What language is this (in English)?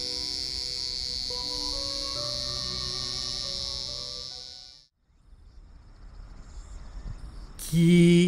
Japanese